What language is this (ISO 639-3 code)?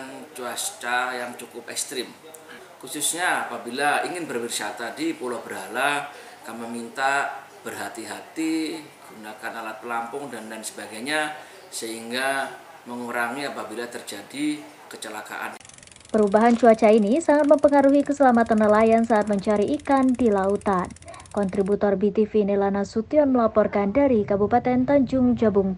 ind